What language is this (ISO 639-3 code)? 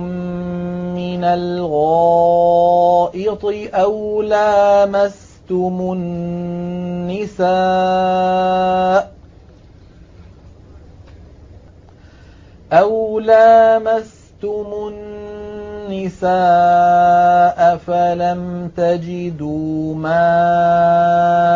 ara